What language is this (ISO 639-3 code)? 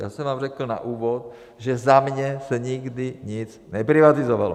ces